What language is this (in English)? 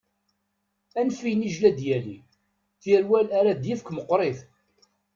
Kabyle